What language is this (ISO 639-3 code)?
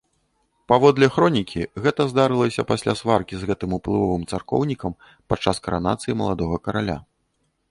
bel